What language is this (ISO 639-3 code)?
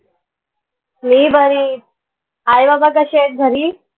mar